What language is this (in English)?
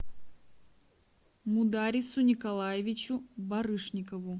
Russian